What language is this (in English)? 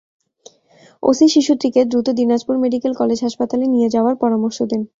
Bangla